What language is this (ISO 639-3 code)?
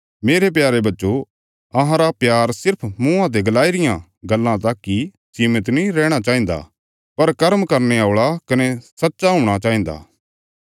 kfs